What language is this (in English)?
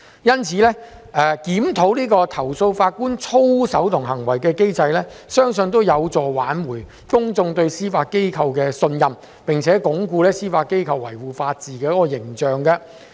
Cantonese